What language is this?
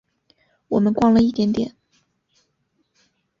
Chinese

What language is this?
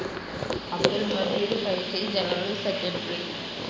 Malayalam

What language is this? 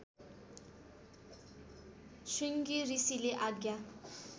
Nepali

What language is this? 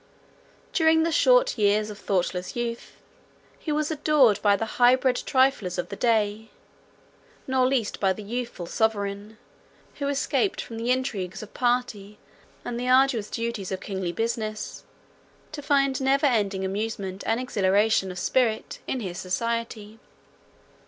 English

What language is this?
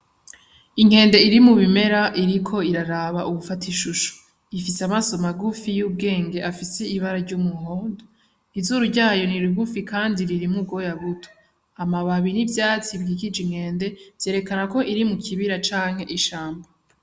Rundi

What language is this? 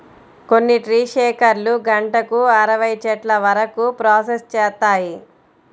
Telugu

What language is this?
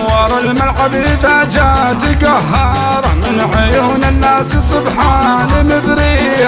Arabic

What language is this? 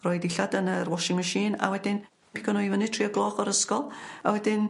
Welsh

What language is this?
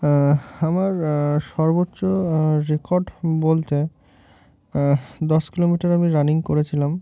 Bangla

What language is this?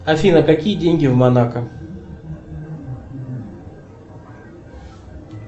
Russian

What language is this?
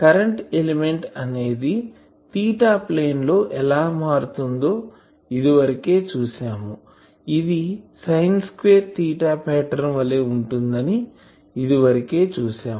Telugu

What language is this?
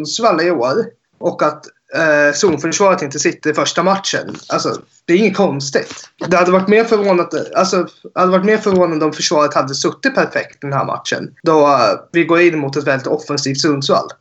Swedish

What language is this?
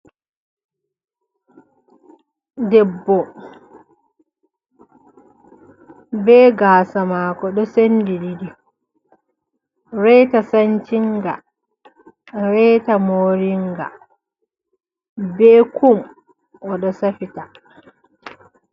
Fula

